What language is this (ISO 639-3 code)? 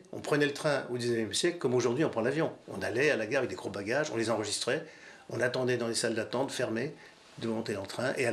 fra